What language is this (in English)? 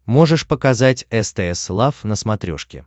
Russian